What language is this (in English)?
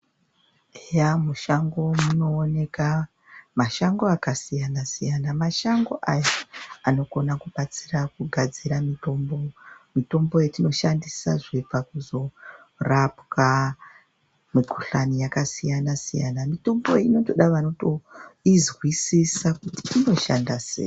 Ndau